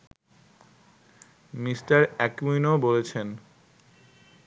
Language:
Bangla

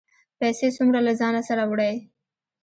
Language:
Pashto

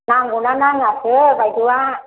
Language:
Bodo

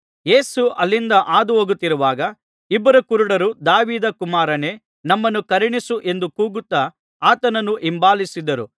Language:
Kannada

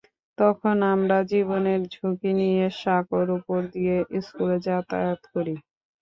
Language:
Bangla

